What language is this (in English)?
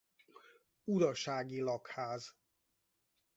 Hungarian